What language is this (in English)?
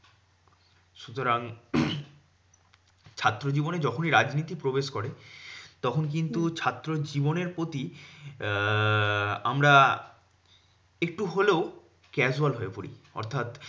Bangla